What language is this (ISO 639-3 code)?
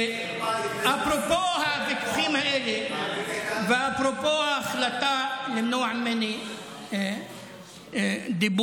heb